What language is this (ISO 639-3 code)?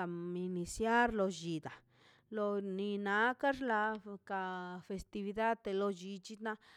zpy